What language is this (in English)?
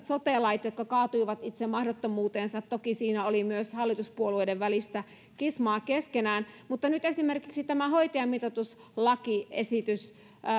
Finnish